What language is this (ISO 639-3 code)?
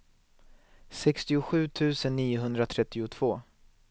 swe